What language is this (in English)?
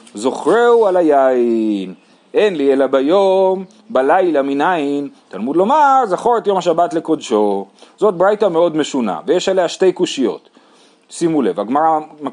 Hebrew